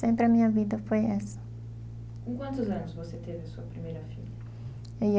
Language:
Portuguese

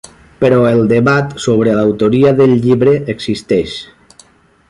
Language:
Catalan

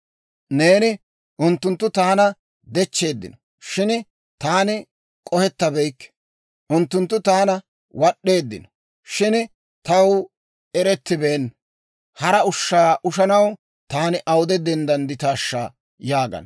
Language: Dawro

